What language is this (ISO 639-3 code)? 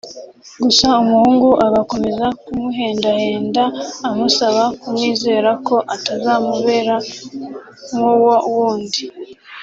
kin